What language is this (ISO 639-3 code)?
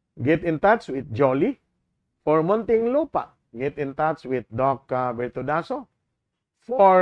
fil